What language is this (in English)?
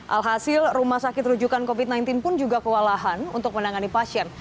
Indonesian